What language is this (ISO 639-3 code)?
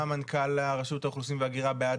heb